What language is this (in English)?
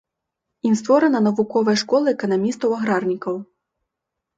Belarusian